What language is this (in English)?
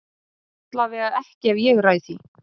Icelandic